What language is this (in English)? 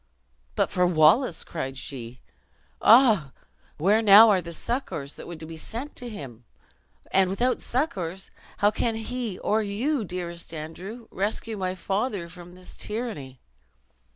English